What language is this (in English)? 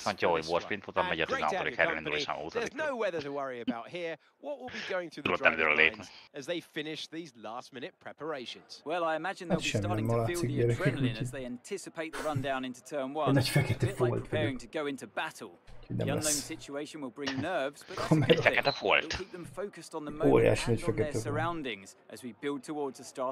Hungarian